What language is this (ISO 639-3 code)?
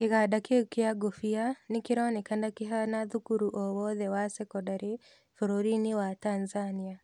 kik